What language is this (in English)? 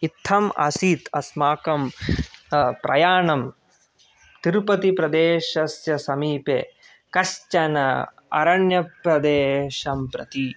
Sanskrit